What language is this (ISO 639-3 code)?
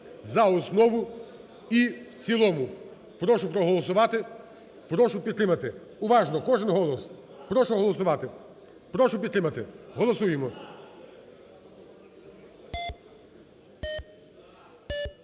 ukr